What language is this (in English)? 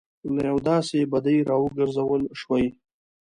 Pashto